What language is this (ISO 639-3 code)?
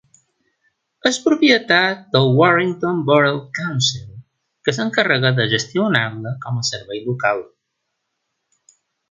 cat